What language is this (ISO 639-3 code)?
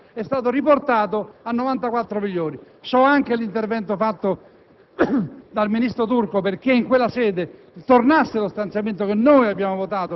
ita